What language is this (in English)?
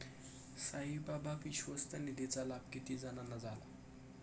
Marathi